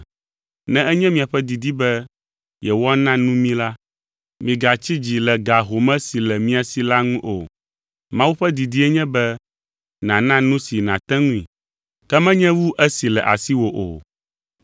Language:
Ewe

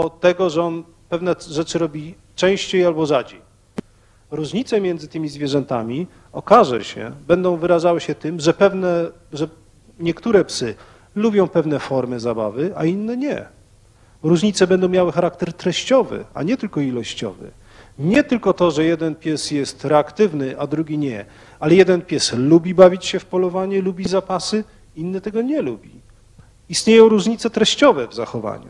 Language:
Polish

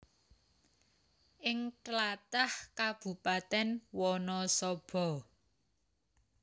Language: Javanese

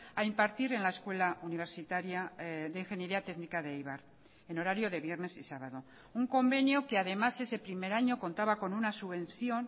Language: Spanish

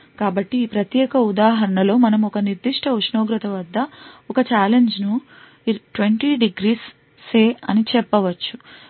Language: Telugu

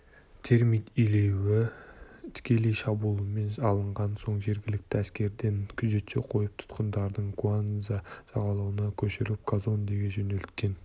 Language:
Kazakh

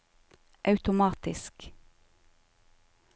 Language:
Norwegian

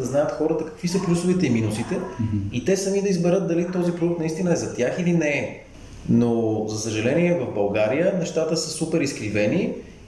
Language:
Bulgarian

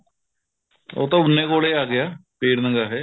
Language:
Punjabi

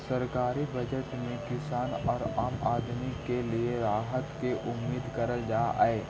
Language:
Magahi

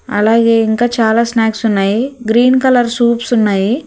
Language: Telugu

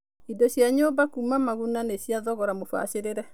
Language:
Kikuyu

